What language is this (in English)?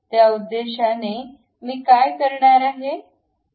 Marathi